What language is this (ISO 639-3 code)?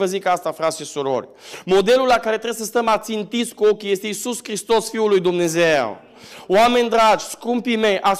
ron